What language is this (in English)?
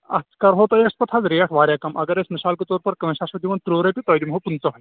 Kashmiri